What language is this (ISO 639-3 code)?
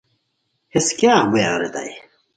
khw